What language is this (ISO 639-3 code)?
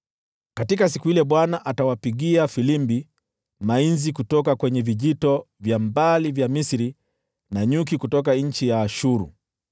swa